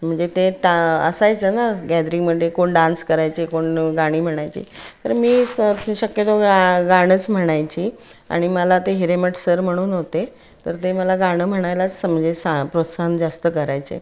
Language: Marathi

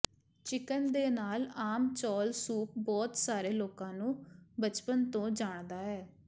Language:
Punjabi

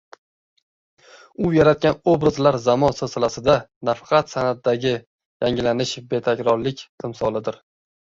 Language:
Uzbek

